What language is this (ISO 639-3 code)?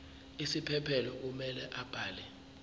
zul